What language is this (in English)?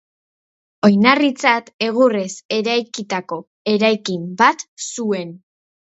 Basque